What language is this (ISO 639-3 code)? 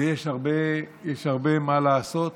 heb